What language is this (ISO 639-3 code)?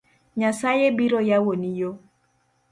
luo